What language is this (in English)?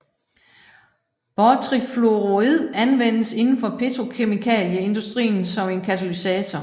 Danish